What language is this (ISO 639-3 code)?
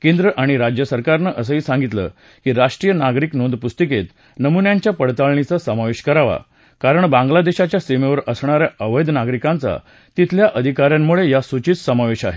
mar